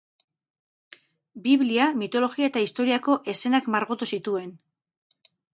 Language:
Basque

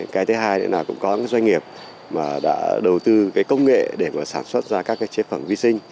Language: Vietnamese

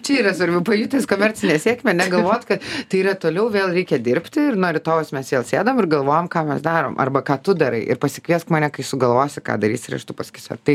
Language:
Lithuanian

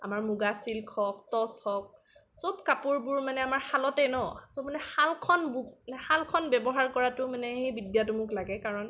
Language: Assamese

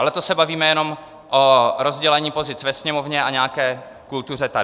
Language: Czech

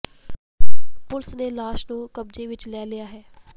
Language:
Punjabi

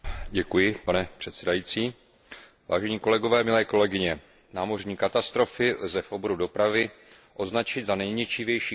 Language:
Czech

